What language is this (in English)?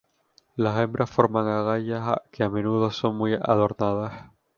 Spanish